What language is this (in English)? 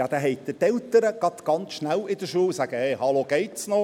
Swiss German